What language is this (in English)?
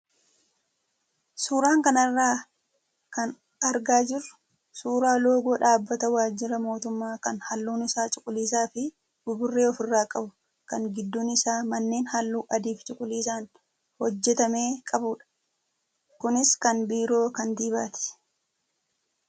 Oromo